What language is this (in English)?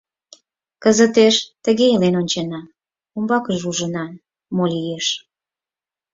Mari